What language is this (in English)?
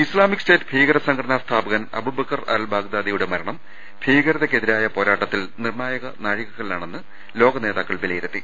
Malayalam